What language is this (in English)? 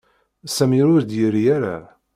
Kabyle